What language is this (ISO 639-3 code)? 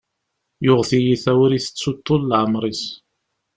kab